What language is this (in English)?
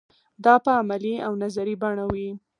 Pashto